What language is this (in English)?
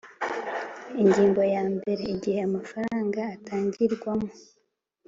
Kinyarwanda